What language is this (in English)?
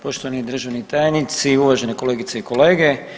Croatian